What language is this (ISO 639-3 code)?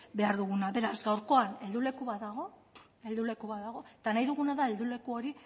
eus